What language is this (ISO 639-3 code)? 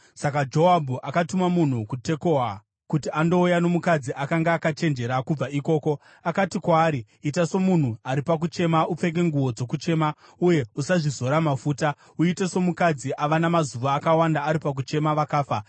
sna